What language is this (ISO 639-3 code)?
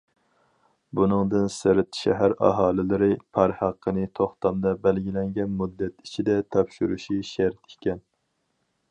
uig